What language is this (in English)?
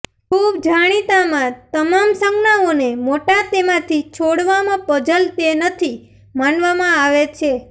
Gujarati